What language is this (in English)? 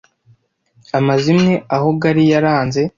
Kinyarwanda